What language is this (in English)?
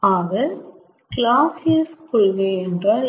Tamil